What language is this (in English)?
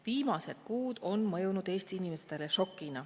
Estonian